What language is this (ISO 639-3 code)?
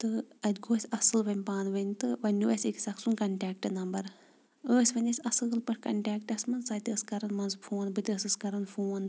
kas